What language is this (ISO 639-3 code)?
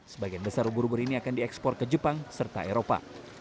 ind